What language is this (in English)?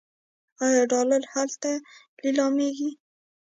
Pashto